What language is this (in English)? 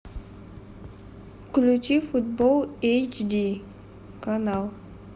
Russian